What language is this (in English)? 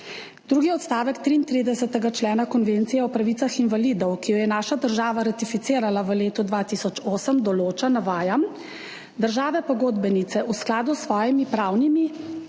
Slovenian